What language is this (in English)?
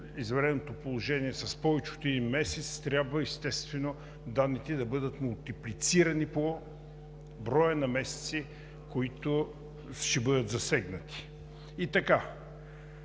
Bulgarian